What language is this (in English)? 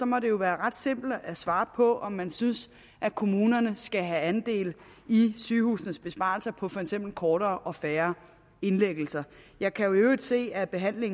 Danish